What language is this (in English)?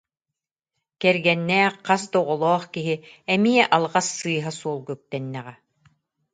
Yakut